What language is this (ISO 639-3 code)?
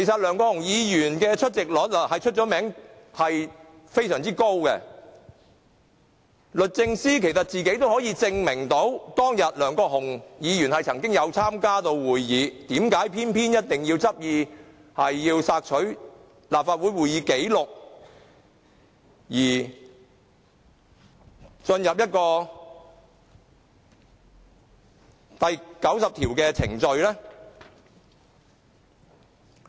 yue